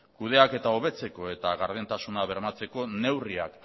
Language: Basque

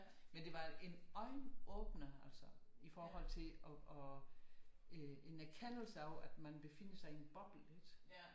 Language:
Danish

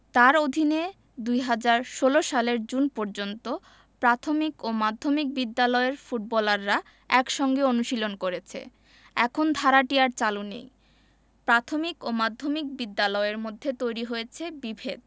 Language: Bangla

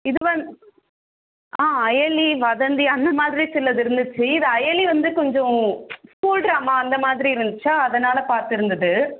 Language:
Tamil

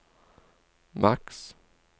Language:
Norwegian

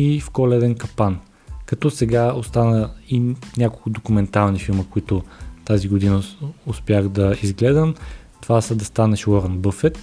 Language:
Bulgarian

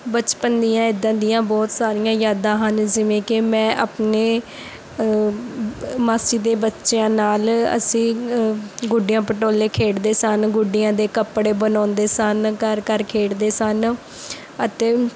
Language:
Punjabi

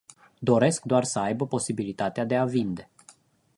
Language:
Romanian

